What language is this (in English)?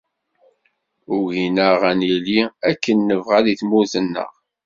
Kabyle